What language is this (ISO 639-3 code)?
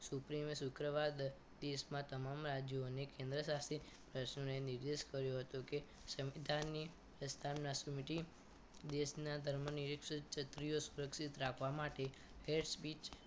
guj